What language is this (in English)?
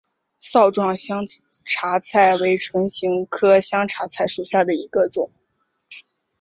Chinese